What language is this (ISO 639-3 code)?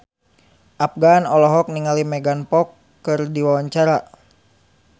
sun